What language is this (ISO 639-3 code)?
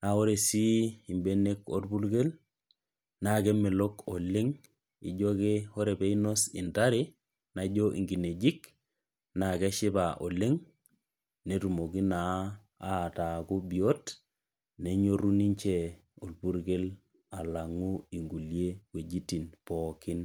mas